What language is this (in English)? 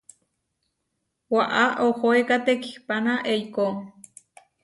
Huarijio